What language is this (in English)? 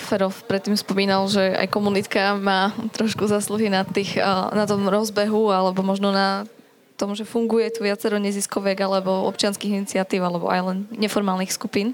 Slovak